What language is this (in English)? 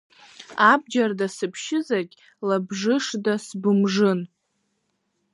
Abkhazian